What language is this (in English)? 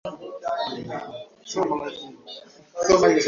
Swahili